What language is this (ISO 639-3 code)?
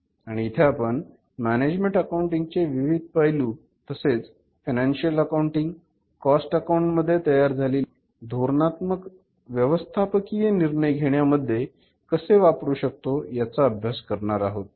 mar